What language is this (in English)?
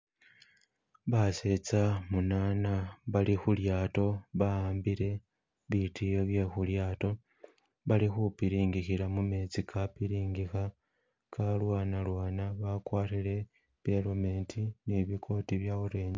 Masaaba